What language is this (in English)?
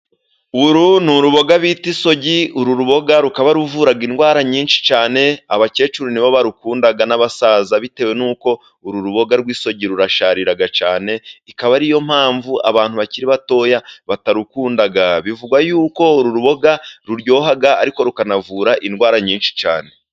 Kinyarwanda